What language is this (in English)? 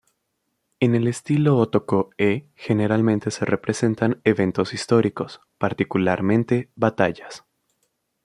Spanish